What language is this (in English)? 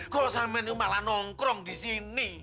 Indonesian